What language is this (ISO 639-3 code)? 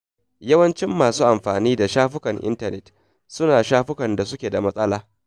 hau